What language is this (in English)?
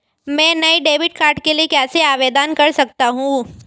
Hindi